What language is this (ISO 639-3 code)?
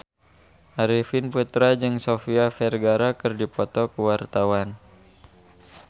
sun